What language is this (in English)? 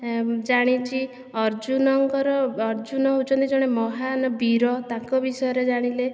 Odia